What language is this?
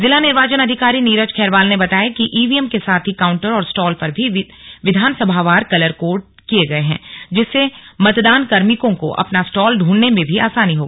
Hindi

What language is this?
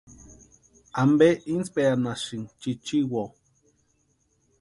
Western Highland Purepecha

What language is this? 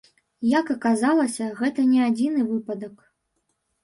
Belarusian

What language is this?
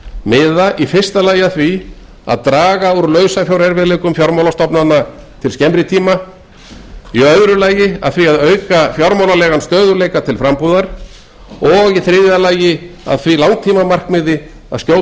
Icelandic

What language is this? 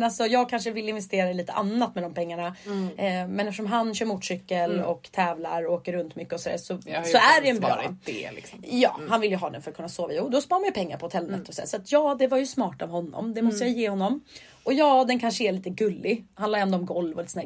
Swedish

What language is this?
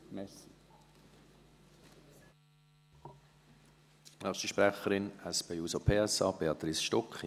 Swiss German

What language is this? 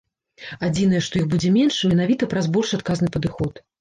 Belarusian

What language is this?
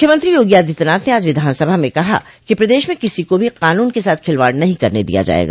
Hindi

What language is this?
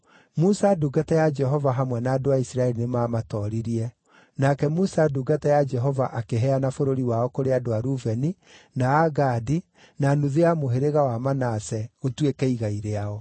Kikuyu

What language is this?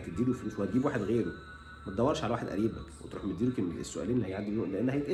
Arabic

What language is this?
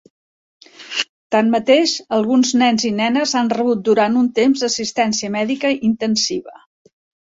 Catalan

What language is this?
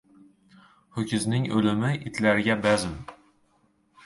Uzbek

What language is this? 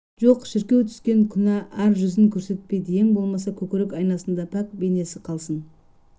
Kazakh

